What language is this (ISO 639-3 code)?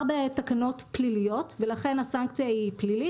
heb